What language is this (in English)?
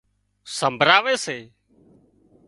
Wadiyara Koli